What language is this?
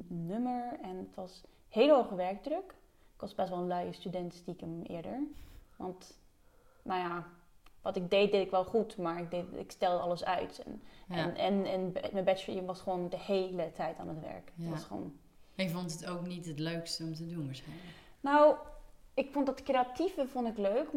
Dutch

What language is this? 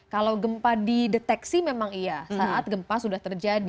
Indonesian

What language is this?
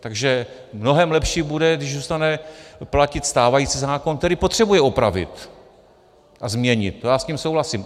Czech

